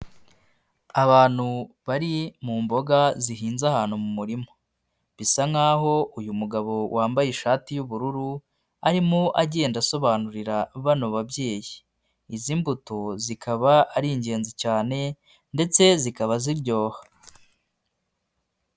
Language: Kinyarwanda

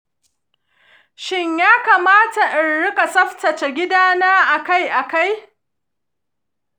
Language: Hausa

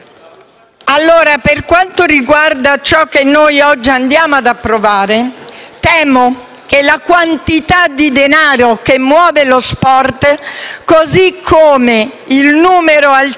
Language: Italian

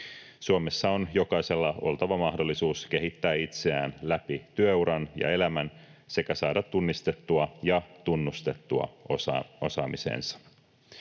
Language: Finnish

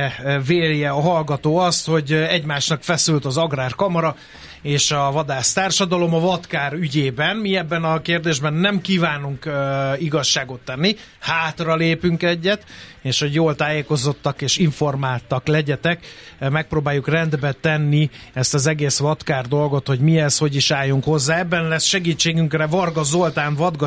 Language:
Hungarian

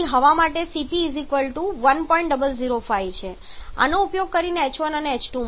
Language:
Gujarati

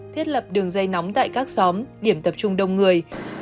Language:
Vietnamese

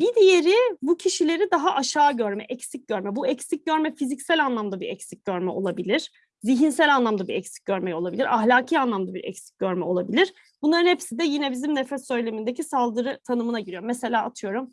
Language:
Turkish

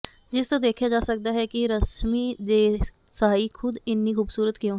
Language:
Punjabi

